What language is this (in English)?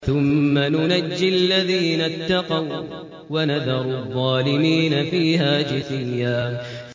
Arabic